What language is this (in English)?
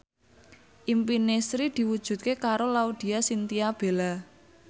Javanese